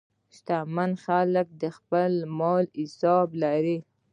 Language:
Pashto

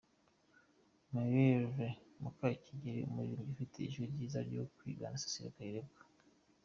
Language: Kinyarwanda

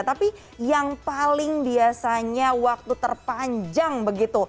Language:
Indonesian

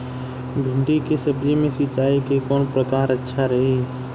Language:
Bhojpuri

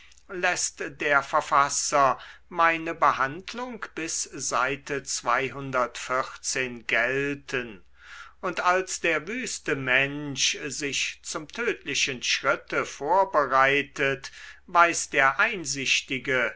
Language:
German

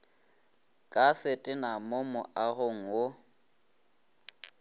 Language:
Northern Sotho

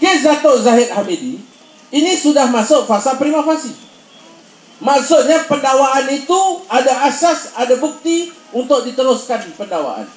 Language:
Malay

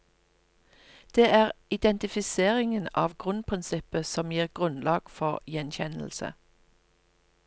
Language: Norwegian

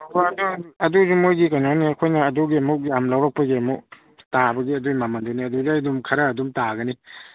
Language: Manipuri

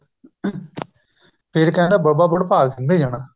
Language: Punjabi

